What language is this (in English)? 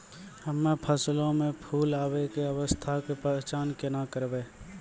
Maithili